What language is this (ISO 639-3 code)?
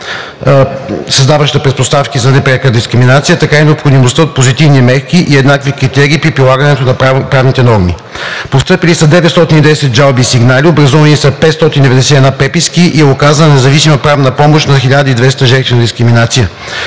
bul